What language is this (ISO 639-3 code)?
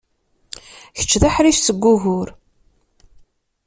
kab